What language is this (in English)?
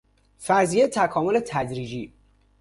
Persian